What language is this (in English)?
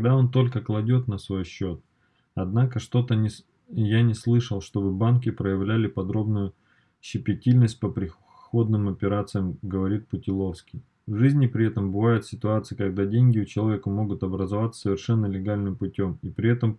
Russian